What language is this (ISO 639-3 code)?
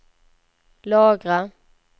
swe